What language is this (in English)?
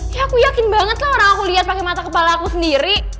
Indonesian